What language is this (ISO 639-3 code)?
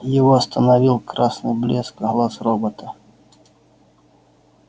rus